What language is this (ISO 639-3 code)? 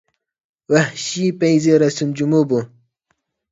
uig